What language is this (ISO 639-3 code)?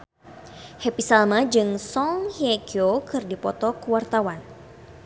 sun